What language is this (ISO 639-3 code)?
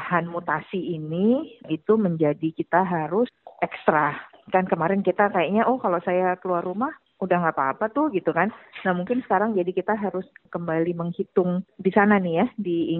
ind